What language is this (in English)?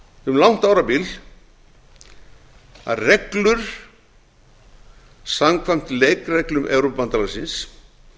Icelandic